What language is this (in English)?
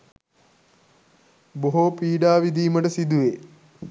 Sinhala